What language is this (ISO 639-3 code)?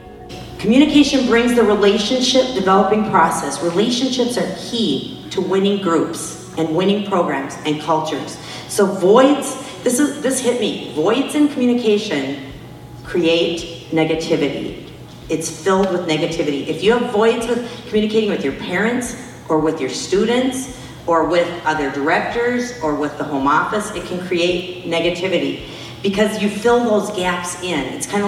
eng